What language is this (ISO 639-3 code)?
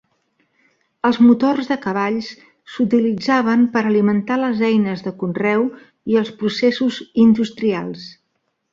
cat